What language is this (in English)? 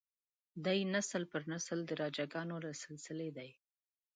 Pashto